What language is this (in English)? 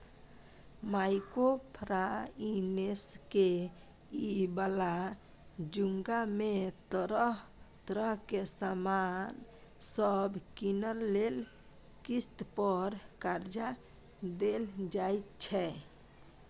Maithili